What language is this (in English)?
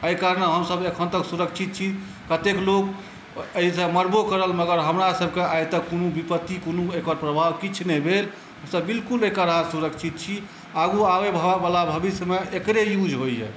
Maithili